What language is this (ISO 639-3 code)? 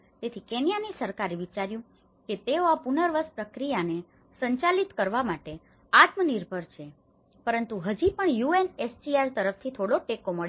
guj